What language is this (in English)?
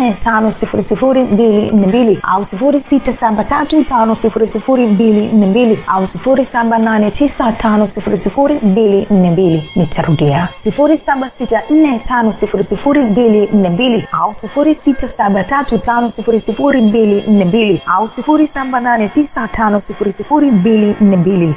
Swahili